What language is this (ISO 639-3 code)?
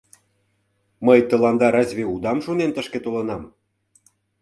chm